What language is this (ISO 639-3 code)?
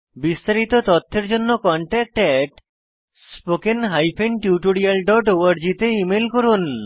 ben